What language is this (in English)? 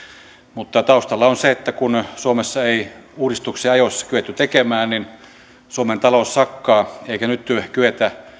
Finnish